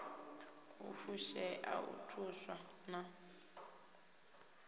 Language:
Venda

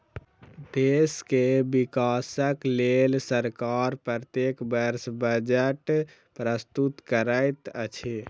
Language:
Maithili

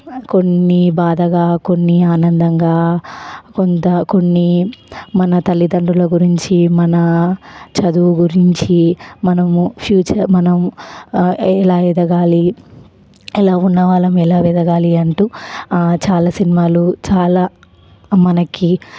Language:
Telugu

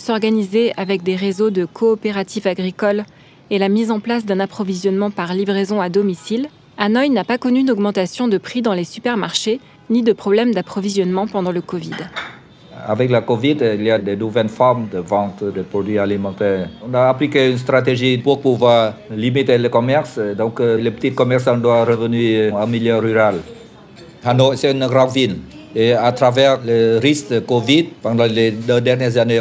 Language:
French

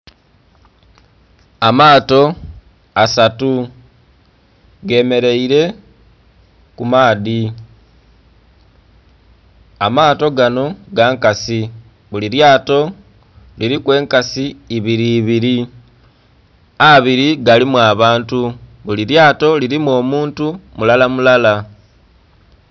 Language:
Soga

